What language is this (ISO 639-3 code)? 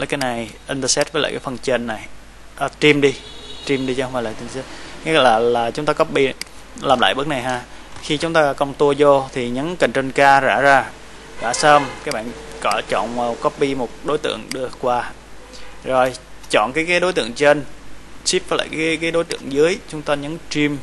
vie